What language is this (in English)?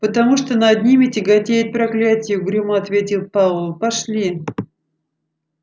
Russian